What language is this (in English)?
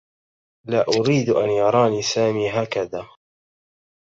Arabic